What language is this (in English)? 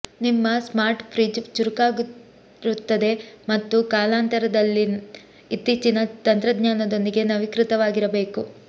Kannada